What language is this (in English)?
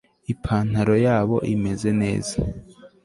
Kinyarwanda